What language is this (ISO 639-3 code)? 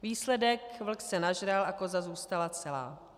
ces